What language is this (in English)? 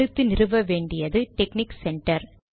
Tamil